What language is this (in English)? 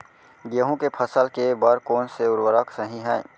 Chhattisgarhi